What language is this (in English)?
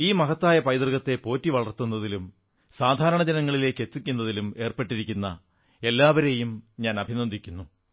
Malayalam